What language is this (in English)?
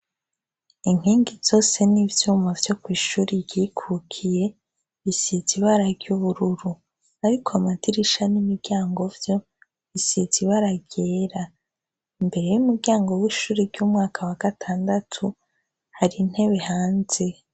Rundi